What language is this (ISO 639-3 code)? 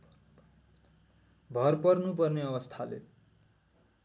nep